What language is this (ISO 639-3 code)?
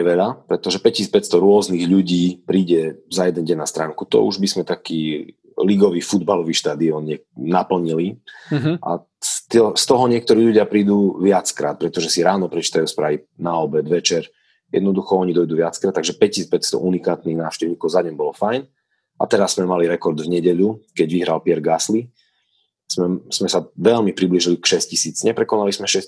slk